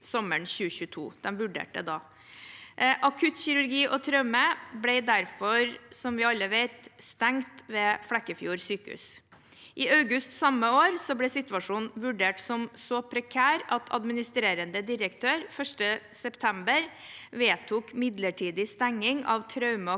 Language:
Norwegian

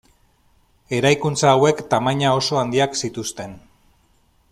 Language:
Basque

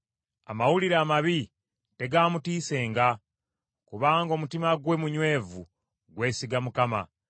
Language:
Ganda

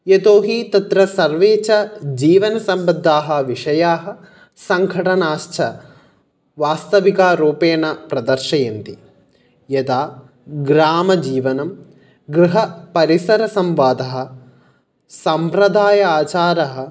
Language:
Sanskrit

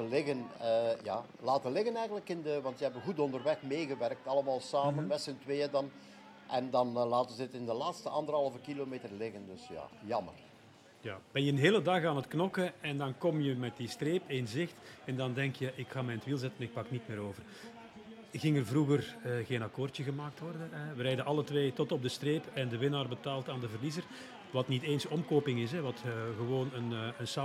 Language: Dutch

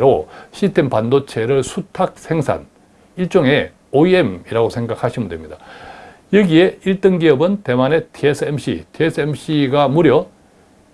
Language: Korean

